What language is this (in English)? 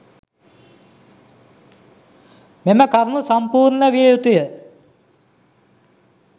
Sinhala